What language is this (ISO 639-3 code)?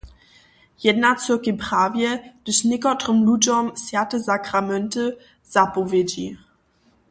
hsb